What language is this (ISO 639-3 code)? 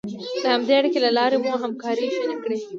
pus